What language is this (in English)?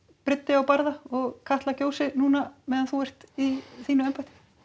Icelandic